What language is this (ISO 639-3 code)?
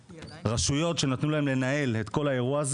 heb